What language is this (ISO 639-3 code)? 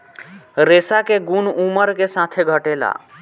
bho